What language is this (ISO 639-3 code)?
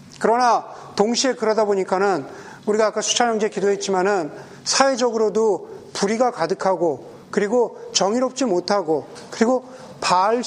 kor